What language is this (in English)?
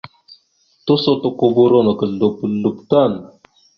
Mada (Cameroon)